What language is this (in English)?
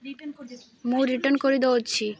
Odia